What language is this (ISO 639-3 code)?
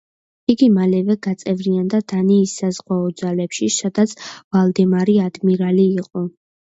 kat